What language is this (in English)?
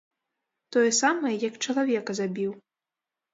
Belarusian